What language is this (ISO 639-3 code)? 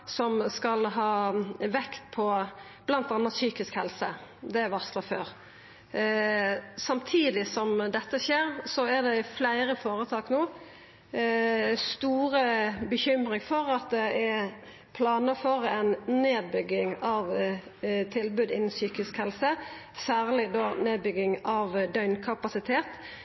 nno